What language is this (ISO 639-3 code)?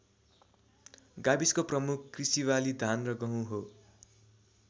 nep